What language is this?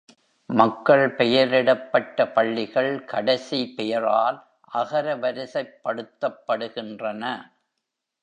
Tamil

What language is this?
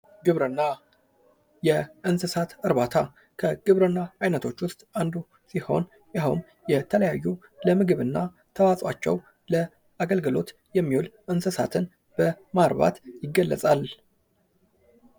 Amharic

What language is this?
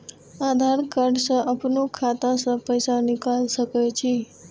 Maithili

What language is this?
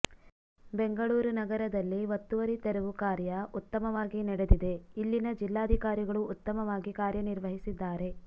Kannada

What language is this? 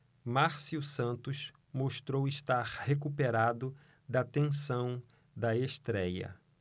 Portuguese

